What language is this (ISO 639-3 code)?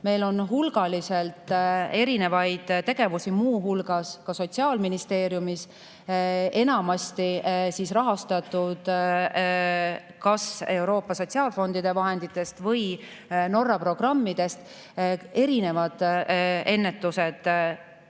est